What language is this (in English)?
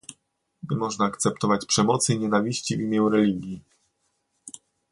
Polish